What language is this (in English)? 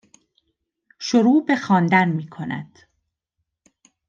Persian